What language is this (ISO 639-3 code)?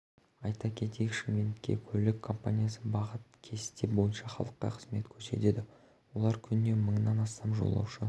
kaz